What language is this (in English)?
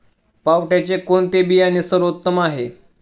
Marathi